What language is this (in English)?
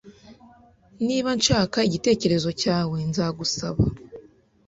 Kinyarwanda